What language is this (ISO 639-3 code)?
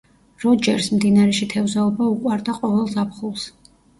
kat